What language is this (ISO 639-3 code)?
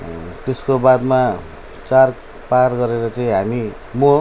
nep